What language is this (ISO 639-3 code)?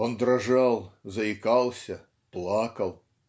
rus